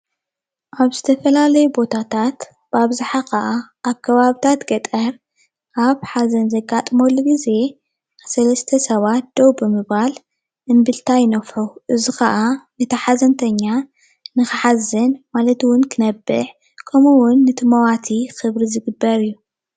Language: Tigrinya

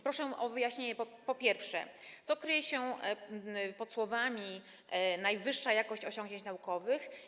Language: Polish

